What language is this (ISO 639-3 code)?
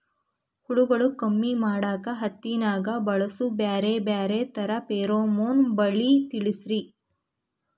kan